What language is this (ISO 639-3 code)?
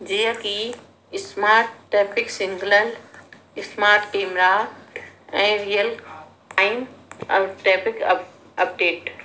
snd